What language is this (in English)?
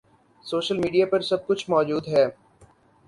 Urdu